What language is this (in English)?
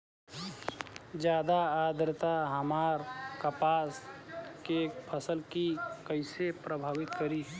Bhojpuri